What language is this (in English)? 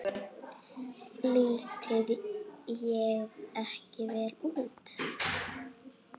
Icelandic